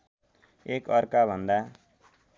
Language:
Nepali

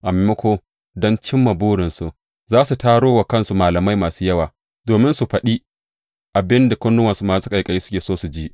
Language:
Hausa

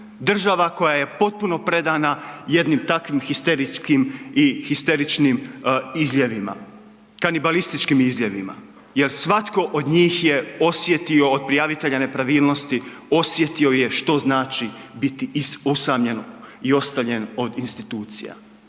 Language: Croatian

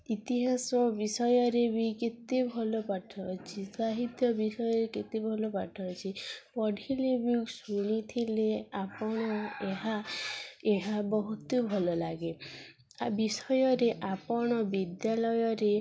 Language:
Odia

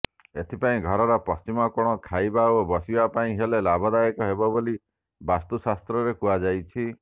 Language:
Odia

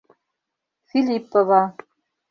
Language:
Mari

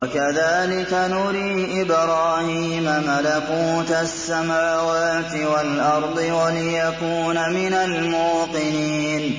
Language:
Arabic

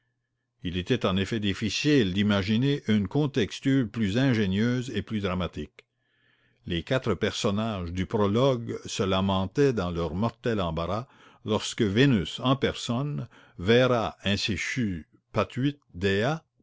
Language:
French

